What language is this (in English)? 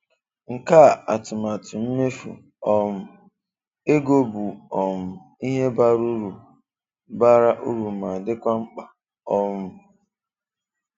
Igbo